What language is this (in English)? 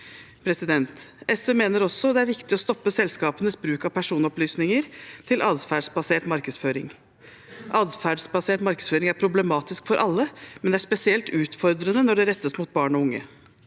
Norwegian